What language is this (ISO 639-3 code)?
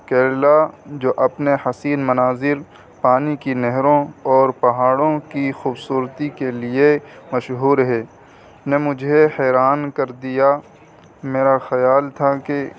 urd